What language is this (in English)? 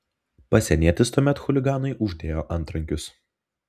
Lithuanian